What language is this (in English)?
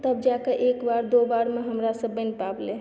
Maithili